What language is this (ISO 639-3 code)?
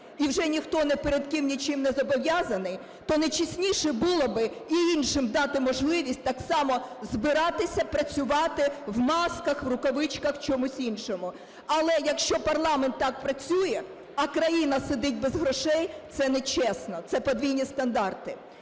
ukr